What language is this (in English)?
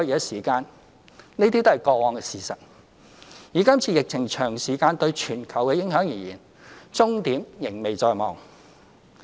Cantonese